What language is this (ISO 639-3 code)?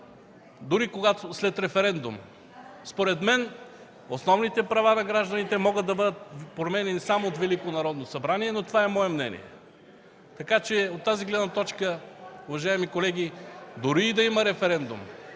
bul